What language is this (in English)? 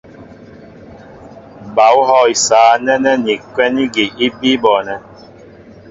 Mbo (Cameroon)